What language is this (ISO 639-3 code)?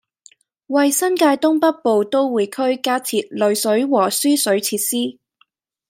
yue